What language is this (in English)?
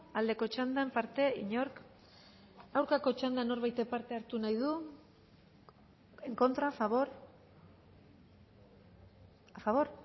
Basque